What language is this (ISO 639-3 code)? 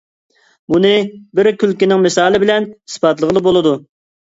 uig